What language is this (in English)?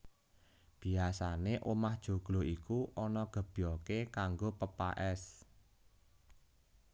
Javanese